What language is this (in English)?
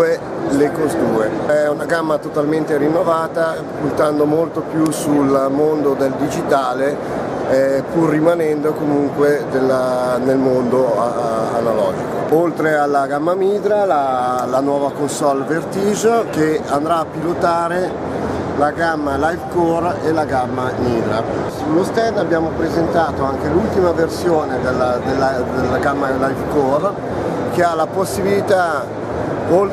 Italian